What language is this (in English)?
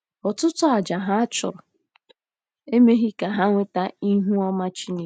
Igbo